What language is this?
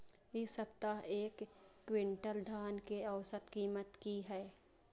Maithili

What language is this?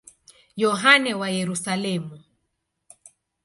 Swahili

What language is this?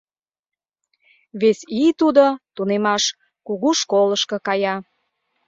Mari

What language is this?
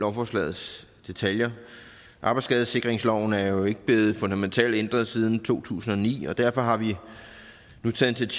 Danish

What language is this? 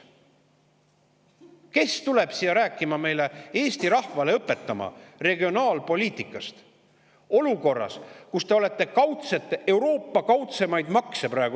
Estonian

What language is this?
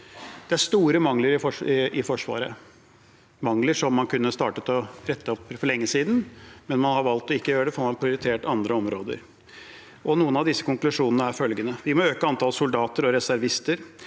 Norwegian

